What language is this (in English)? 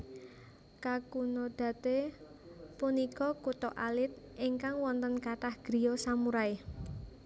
Javanese